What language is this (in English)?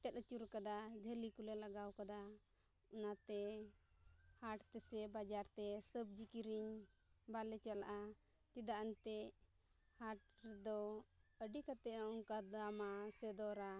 Santali